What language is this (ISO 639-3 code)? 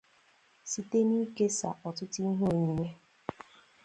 ibo